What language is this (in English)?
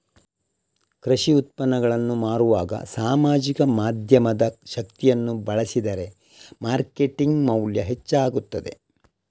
Kannada